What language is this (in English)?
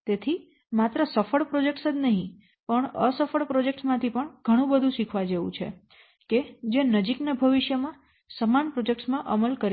Gujarati